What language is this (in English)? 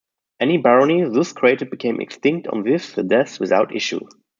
English